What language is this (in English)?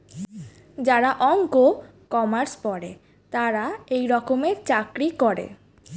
Bangla